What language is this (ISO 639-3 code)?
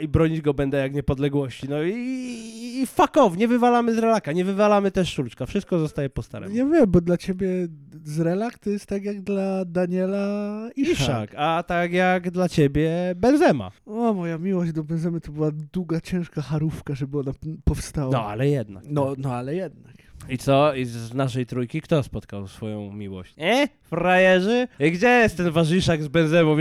pol